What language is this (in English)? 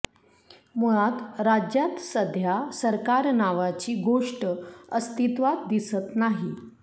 Marathi